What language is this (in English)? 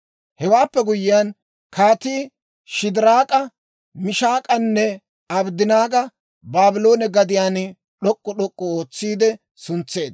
Dawro